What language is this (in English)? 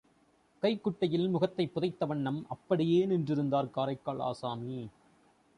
Tamil